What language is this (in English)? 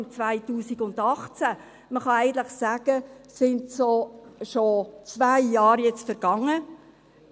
Swiss German